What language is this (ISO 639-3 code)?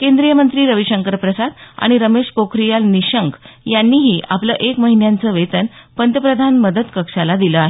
mar